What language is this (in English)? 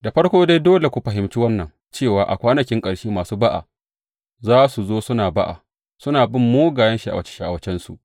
Hausa